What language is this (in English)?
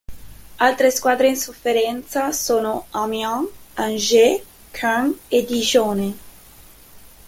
Italian